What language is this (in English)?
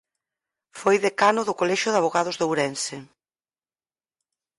Galician